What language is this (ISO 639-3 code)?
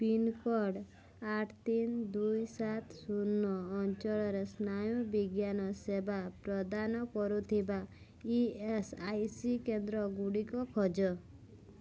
ori